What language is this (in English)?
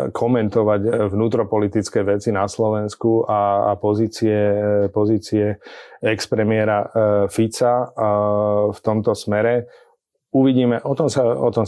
Slovak